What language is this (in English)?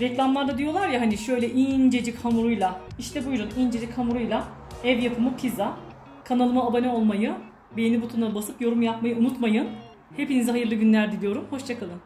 Turkish